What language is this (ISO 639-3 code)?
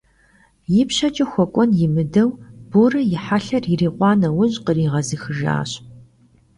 kbd